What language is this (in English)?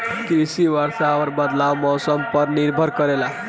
Bhojpuri